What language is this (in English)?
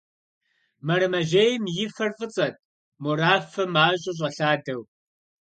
Kabardian